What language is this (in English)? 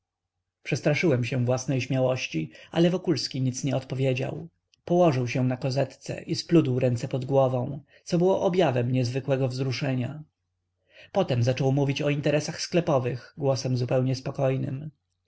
Polish